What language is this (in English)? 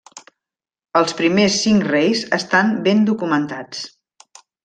Catalan